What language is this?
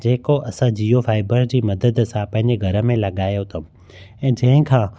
Sindhi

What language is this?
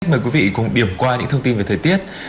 Vietnamese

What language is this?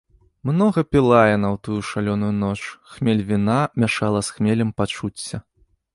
Belarusian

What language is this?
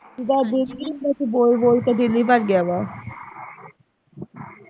Punjabi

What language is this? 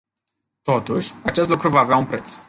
Romanian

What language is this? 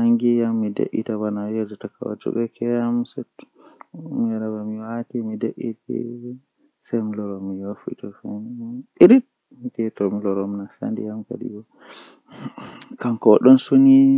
Western Niger Fulfulde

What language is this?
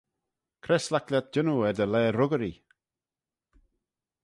Manx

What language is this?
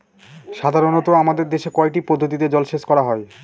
Bangla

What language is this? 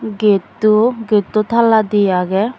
Chakma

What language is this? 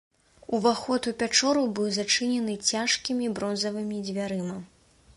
Belarusian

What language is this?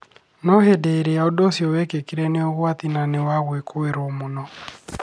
Kikuyu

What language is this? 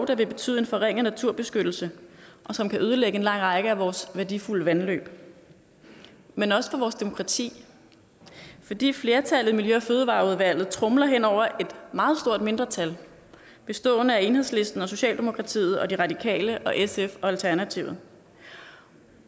Danish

